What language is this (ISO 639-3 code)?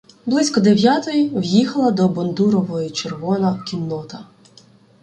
ukr